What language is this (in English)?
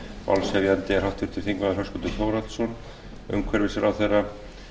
Icelandic